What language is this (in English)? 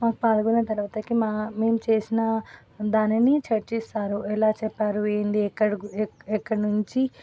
Telugu